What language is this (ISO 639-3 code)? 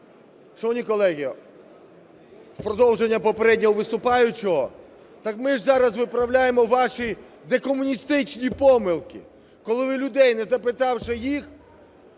ukr